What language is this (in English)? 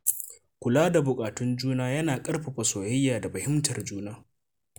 Hausa